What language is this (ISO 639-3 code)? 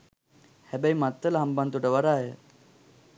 sin